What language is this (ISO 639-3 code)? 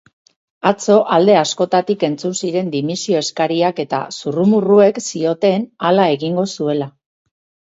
eus